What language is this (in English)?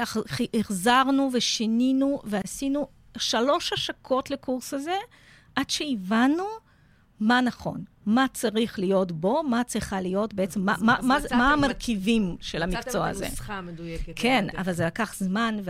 Hebrew